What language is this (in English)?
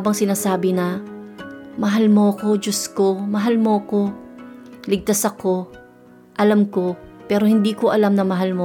Filipino